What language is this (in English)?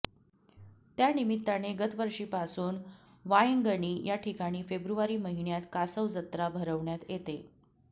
Marathi